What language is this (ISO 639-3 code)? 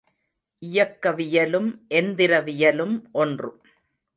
tam